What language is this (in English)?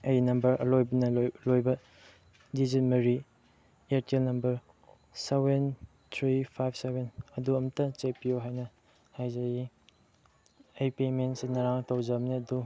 Manipuri